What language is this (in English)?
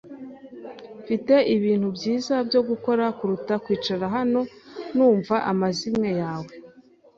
Kinyarwanda